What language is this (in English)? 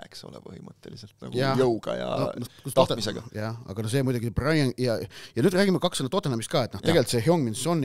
Finnish